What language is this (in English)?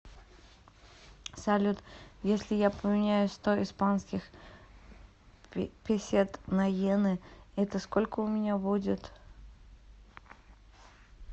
Russian